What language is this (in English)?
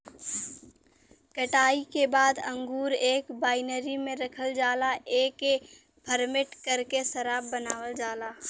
Bhojpuri